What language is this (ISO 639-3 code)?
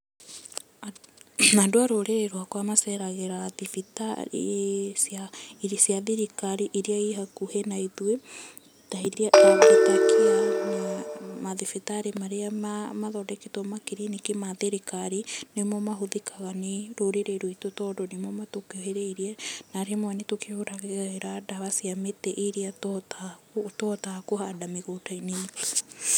kik